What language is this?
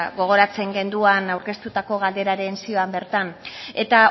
Basque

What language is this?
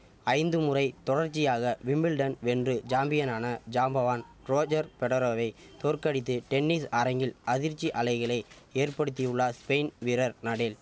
Tamil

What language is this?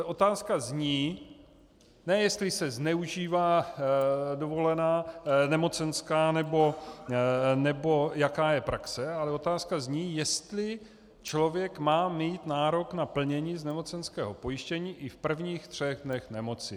Czech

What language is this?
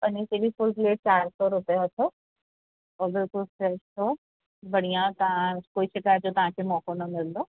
Sindhi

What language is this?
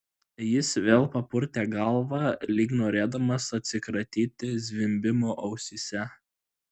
Lithuanian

